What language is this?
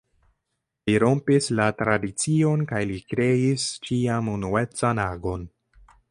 Esperanto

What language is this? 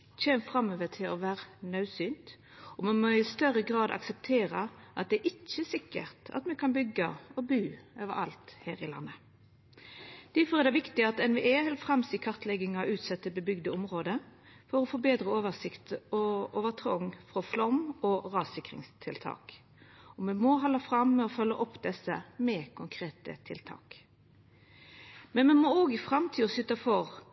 Norwegian Nynorsk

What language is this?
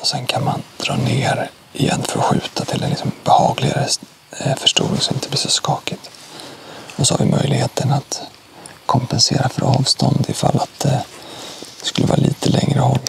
Swedish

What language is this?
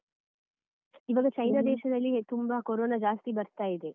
Kannada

